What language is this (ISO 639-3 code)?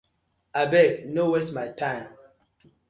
pcm